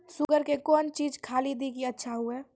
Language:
Maithili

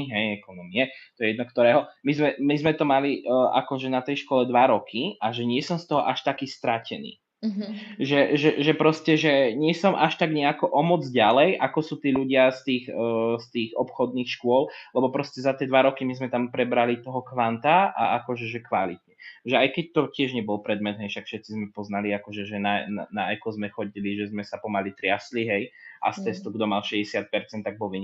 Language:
Slovak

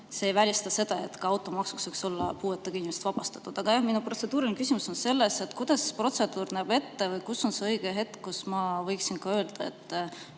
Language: Estonian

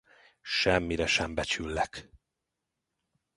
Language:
Hungarian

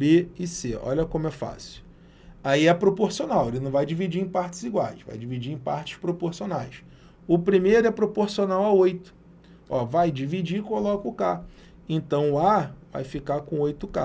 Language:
Portuguese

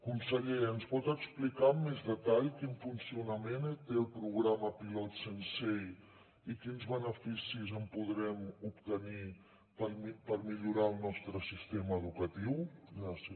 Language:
Catalan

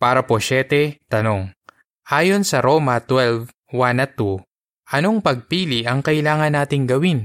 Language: Filipino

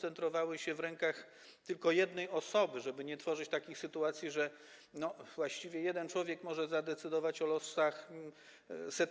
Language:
Polish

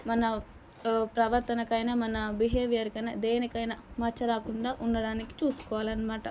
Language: Telugu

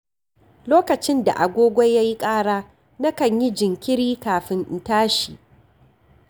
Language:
Hausa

